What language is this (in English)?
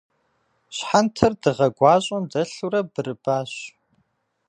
Kabardian